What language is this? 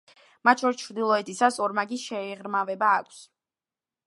Georgian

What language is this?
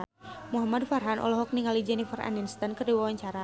Sundanese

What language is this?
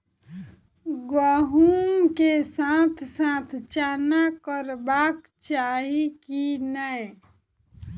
Maithili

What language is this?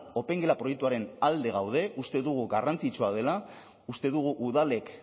Basque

